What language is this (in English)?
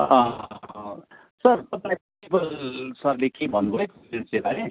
Nepali